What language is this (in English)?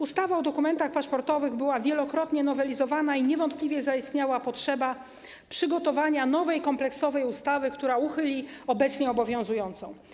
Polish